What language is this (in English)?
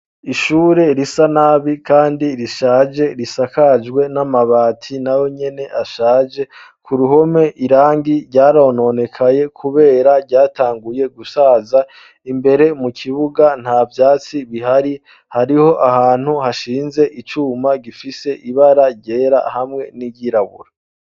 Rundi